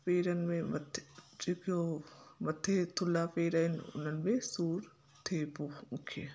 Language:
Sindhi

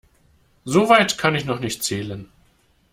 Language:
German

